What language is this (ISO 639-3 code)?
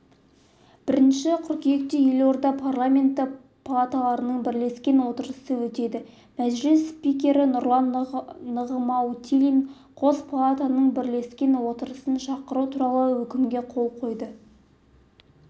kaz